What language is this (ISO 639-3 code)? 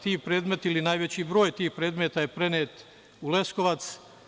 srp